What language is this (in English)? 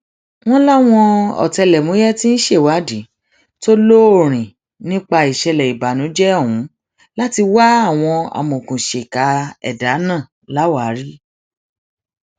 Yoruba